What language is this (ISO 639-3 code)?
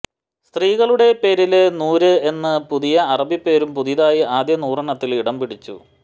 mal